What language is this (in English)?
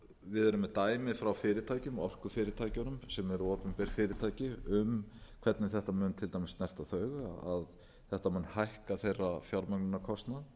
Icelandic